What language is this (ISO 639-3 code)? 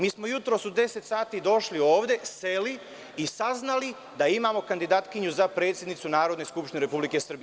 srp